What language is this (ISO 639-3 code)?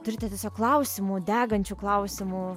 lit